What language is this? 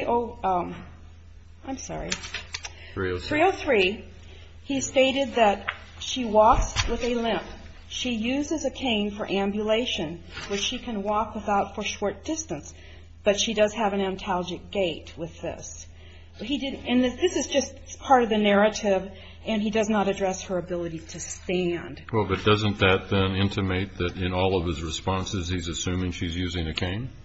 English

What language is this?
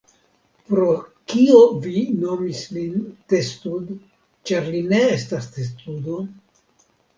Esperanto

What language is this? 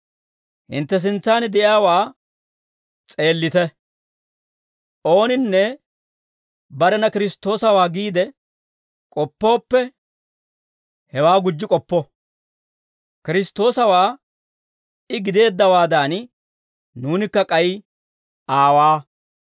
Dawro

